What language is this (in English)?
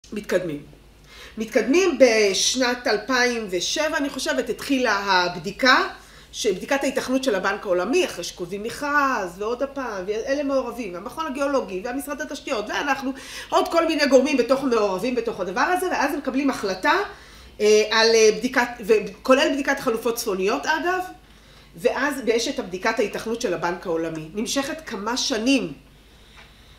Hebrew